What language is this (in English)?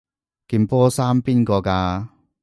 Cantonese